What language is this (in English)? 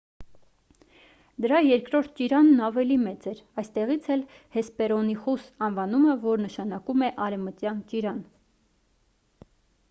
Armenian